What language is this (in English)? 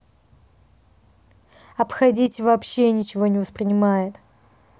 Russian